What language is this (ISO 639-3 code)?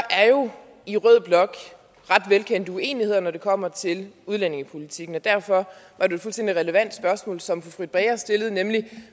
dan